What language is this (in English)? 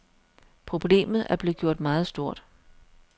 Danish